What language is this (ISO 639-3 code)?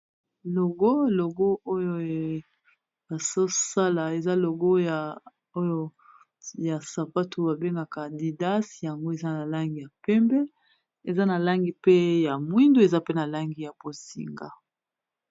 lin